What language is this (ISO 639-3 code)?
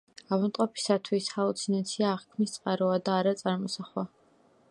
kat